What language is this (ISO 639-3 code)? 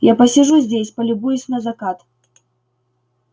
rus